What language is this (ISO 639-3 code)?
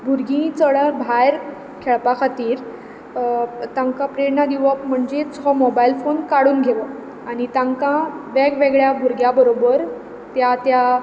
kok